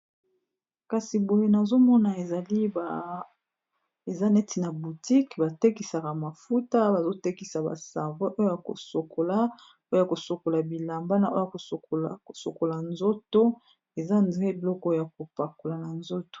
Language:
Lingala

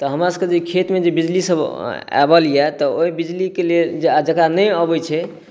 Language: Maithili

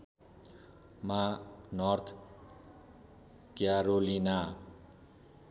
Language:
Nepali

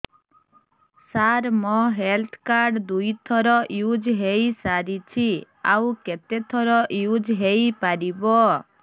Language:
Odia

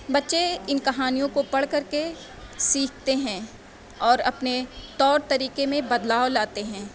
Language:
Urdu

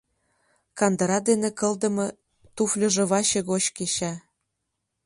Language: Mari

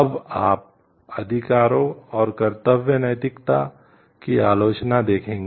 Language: Hindi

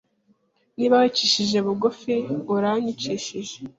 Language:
Kinyarwanda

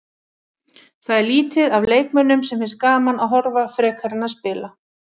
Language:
Icelandic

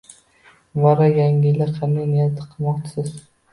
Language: Uzbek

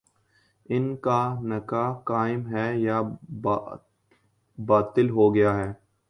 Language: Urdu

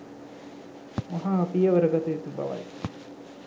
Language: Sinhala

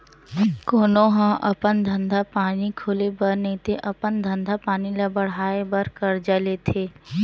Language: Chhattisgarhi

